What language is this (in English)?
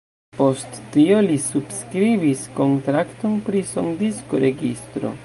Esperanto